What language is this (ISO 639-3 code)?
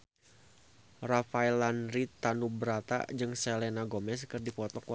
sun